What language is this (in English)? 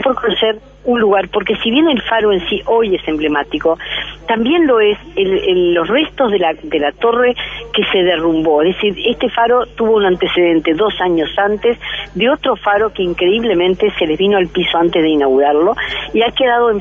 Spanish